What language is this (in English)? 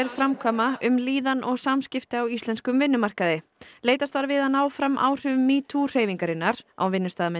Icelandic